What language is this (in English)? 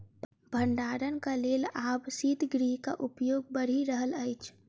Maithili